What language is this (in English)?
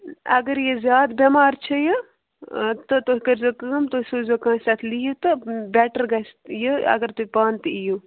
Kashmiri